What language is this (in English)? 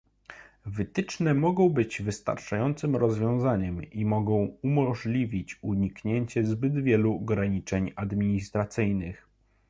Polish